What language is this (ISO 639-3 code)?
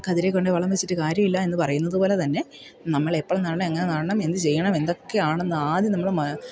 mal